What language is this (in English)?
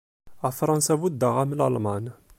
Kabyle